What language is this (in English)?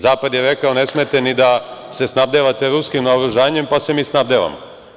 Serbian